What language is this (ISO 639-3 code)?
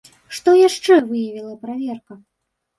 bel